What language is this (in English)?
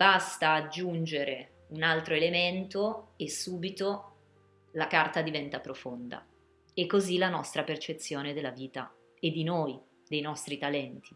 Italian